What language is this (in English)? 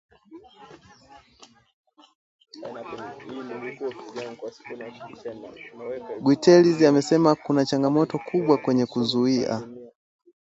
Swahili